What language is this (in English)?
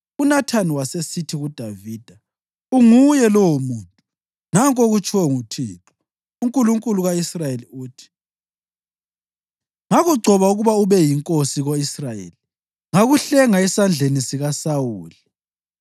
North Ndebele